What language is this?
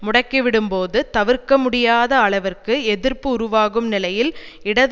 Tamil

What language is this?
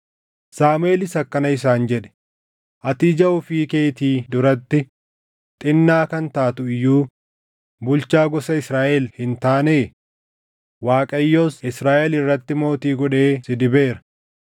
Oromo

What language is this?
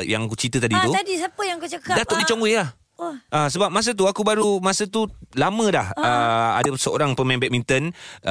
Malay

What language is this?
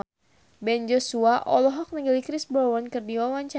Sundanese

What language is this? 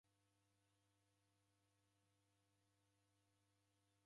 Taita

